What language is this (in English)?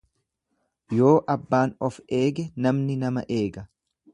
Oromo